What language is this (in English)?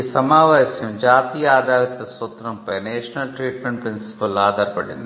Telugu